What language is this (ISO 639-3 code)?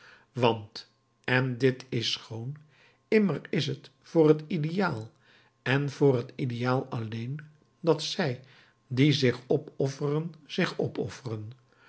nld